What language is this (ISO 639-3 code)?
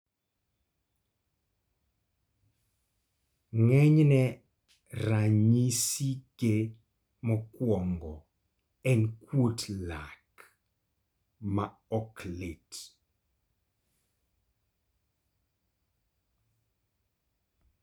luo